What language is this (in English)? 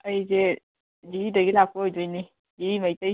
Manipuri